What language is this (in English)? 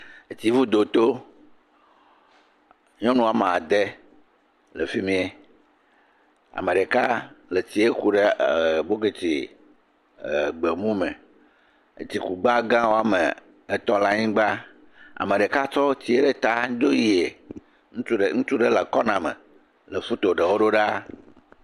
Ewe